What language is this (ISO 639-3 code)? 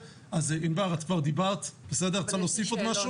heb